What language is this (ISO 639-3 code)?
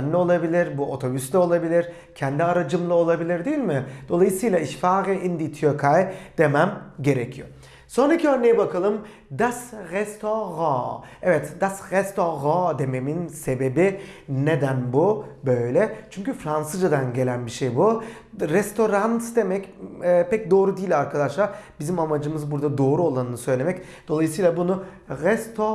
tur